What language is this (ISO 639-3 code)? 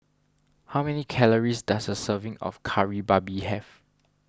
eng